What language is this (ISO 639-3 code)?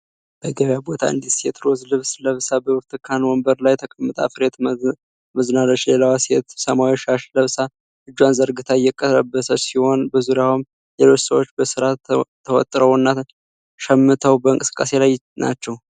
amh